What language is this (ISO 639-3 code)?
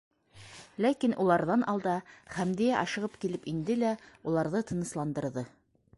bak